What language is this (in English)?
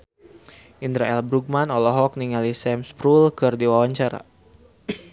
Sundanese